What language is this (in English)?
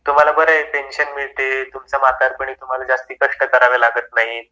Marathi